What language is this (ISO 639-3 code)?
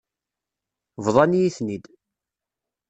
kab